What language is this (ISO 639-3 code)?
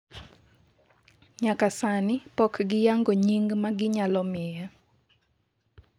luo